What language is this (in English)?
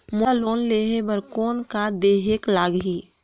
Chhattisgarhi